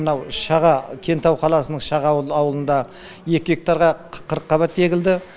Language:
Kazakh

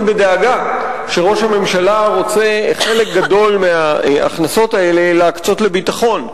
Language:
Hebrew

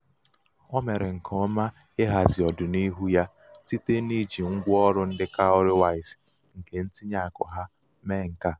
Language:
Igbo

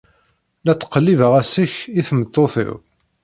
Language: Kabyle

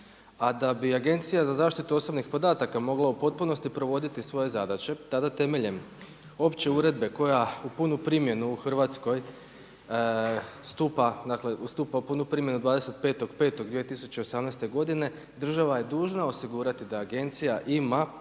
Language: Croatian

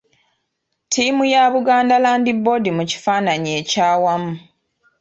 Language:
Ganda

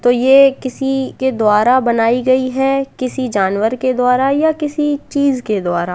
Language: Hindi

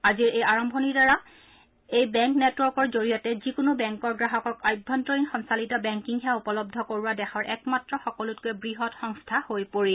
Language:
Assamese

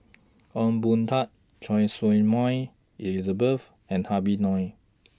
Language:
English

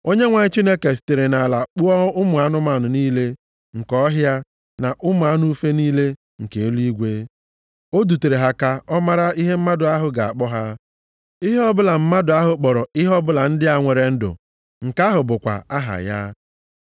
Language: Igbo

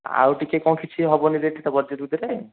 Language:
Odia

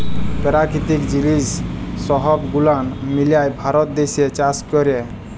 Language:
Bangla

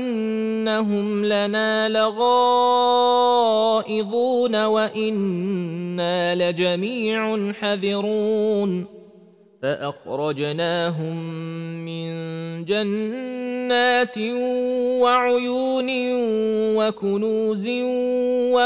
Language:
Arabic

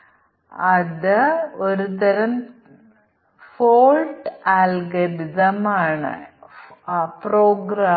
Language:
Malayalam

